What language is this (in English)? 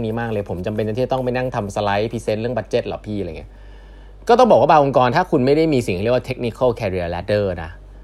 Thai